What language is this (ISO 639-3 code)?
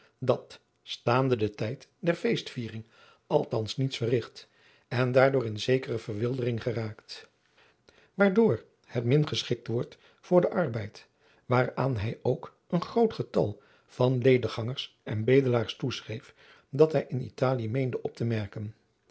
nld